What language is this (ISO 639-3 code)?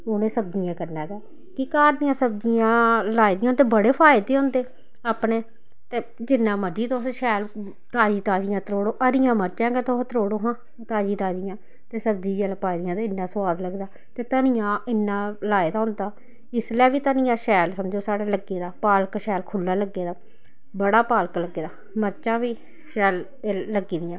doi